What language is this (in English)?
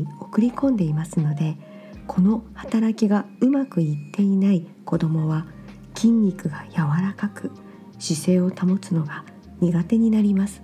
Japanese